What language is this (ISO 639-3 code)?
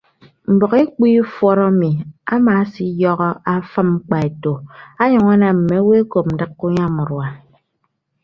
ibb